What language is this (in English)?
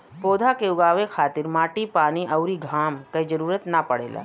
Bhojpuri